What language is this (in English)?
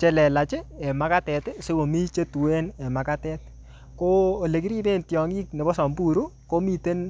Kalenjin